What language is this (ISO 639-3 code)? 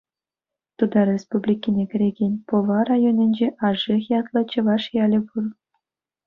chv